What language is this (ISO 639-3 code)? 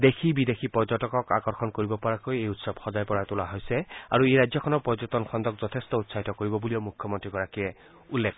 asm